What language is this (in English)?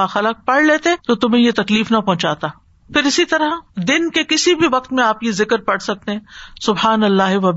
Urdu